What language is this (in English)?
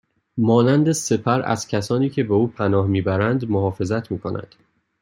Persian